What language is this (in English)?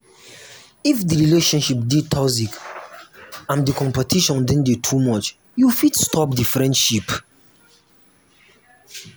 Nigerian Pidgin